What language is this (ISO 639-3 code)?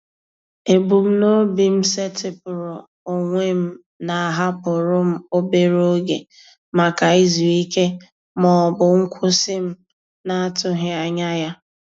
ibo